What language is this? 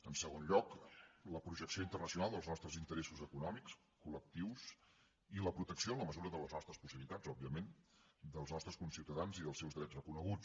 Catalan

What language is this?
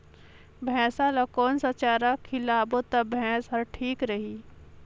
Chhattisgarhi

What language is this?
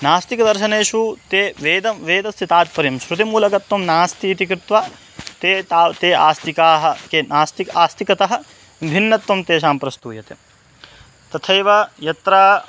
Sanskrit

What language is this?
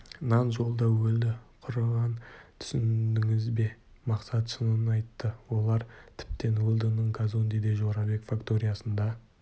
Kazakh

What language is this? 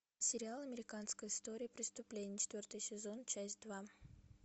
Russian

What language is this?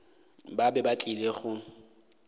Northern Sotho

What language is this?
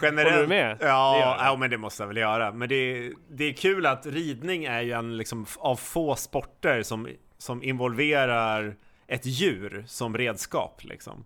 Swedish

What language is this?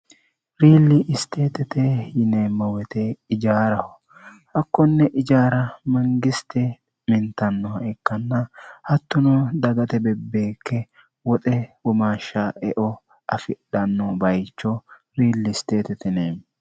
Sidamo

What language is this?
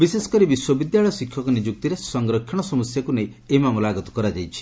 Odia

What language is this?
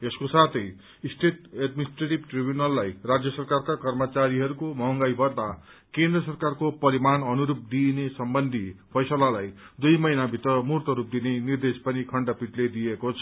Nepali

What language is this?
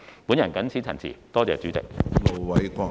Cantonese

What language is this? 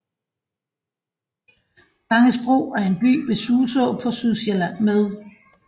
Danish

